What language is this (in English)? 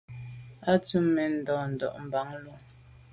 Medumba